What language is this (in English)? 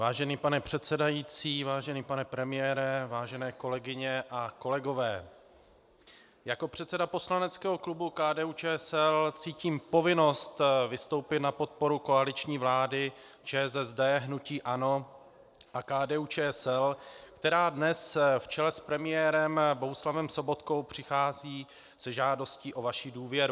Czech